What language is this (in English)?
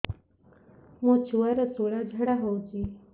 Odia